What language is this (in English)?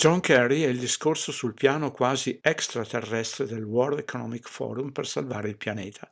Italian